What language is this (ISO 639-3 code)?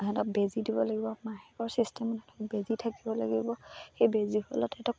asm